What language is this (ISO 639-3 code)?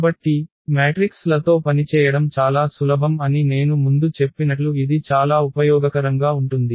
tel